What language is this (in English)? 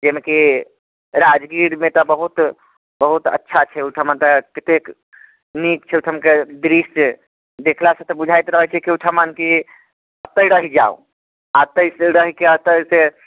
Maithili